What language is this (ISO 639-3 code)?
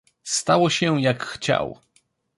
pol